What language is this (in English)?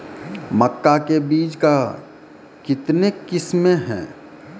Maithili